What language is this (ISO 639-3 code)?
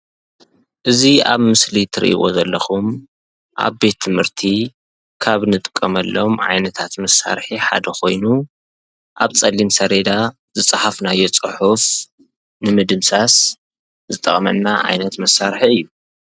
tir